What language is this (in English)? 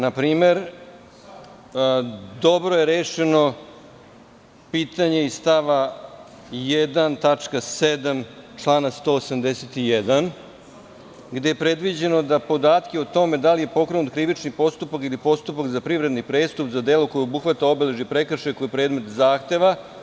Serbian